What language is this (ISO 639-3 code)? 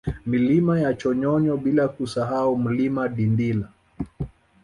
swa